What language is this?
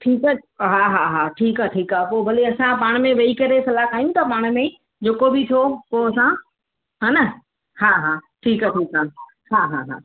Sindhi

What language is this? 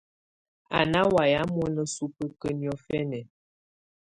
Tunen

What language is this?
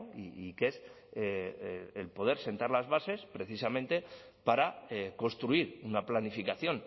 Spanish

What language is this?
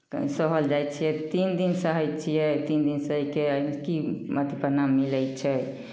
Maithili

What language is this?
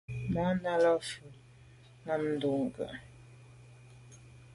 Medumba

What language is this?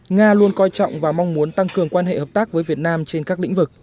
Vietnamese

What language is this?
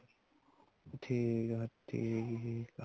Punjabi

